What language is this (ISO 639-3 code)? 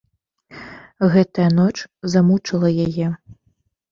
bel